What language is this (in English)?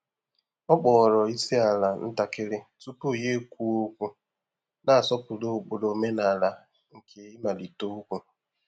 Igbo